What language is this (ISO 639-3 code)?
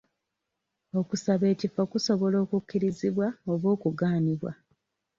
lug